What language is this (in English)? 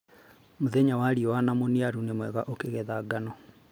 Kikuyu